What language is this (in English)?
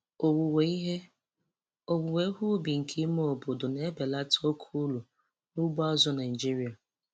Igbo